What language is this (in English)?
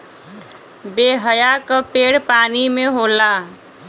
Bhojpuri